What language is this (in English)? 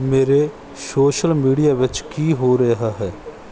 Punjabi